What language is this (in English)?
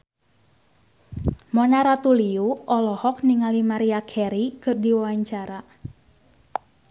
Sundanese